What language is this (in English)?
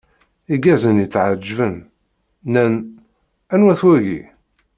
Kabyle